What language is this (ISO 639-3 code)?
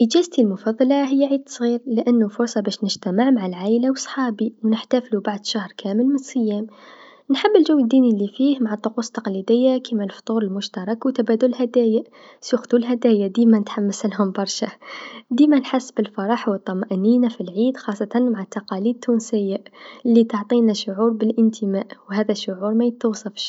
aeb